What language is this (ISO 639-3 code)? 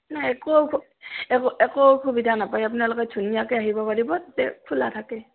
asm